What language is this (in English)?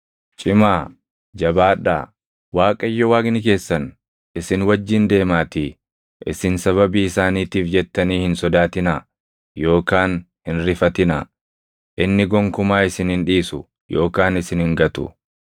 Oromo